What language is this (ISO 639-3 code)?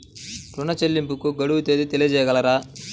tel